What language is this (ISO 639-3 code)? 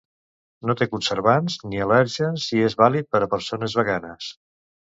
cat